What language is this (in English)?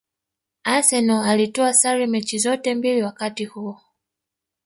Swahili